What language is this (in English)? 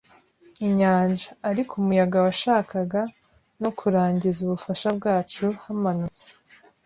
Kinyarwanda